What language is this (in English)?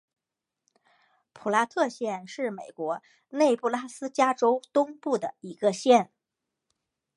Chinese